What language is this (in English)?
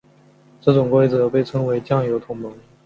Chinese